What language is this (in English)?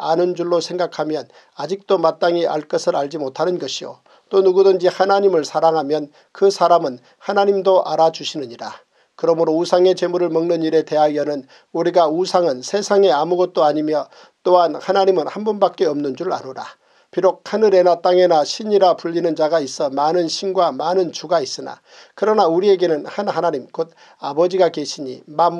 Korean